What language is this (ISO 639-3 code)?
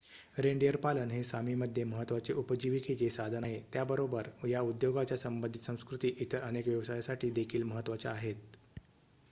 mar